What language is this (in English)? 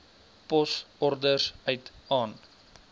Afrikaans